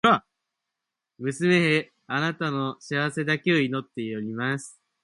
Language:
Japanese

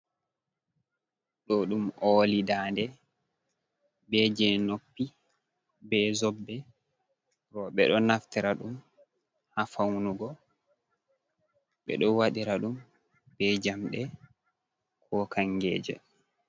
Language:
Fula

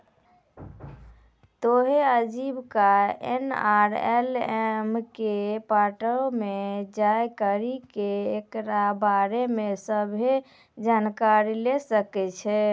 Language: Maithili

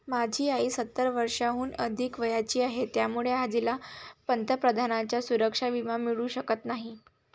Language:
Marathi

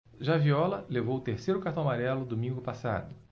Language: Portuguese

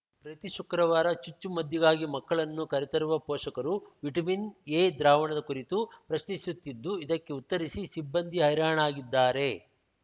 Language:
Kannada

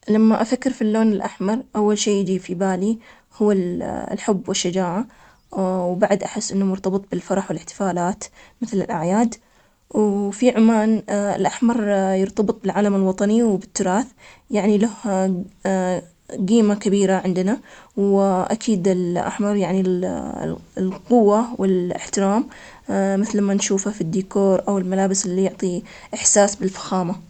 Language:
Omani Arabic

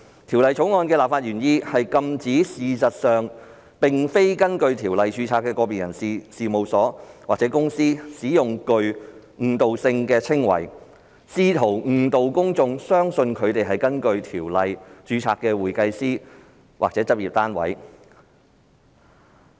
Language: Cantonese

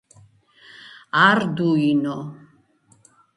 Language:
Georgian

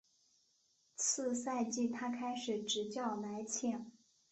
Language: Chinese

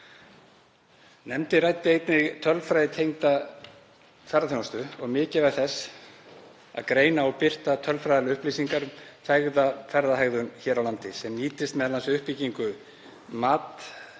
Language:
Icelandic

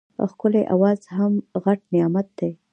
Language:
Pashto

